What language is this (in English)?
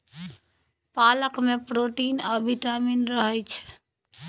Maithili